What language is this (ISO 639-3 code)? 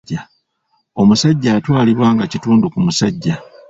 lug